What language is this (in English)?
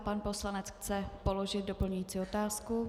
Czech